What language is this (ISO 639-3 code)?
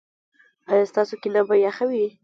pus